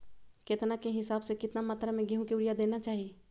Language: Magahi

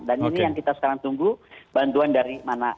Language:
Indonesian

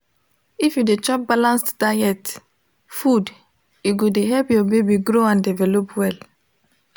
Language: Nigerian Pidgin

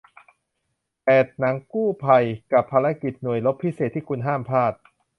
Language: Thai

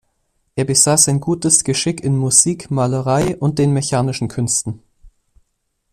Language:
German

